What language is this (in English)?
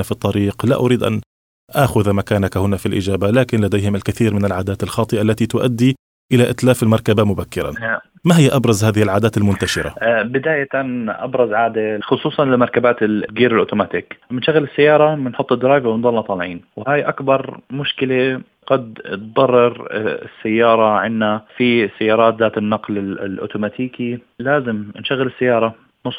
Arabic